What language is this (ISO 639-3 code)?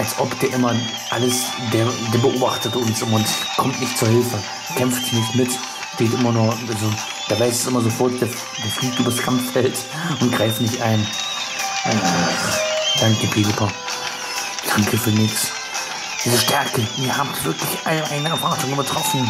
deu